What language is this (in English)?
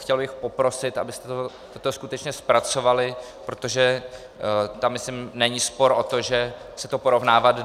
Czech